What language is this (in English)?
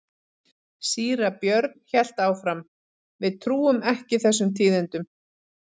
Icelandic